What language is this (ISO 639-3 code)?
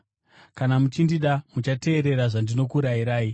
sna